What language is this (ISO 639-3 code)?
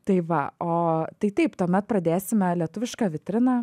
lit